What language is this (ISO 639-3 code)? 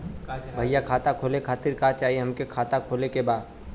bho